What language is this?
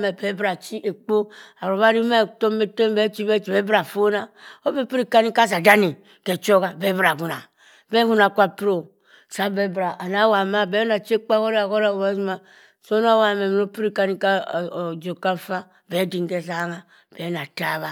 Cross River Mbembe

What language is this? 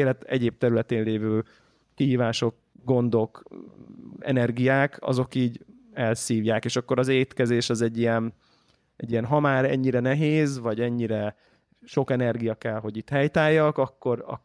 Hungarian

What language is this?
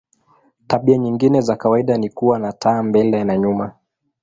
Swahili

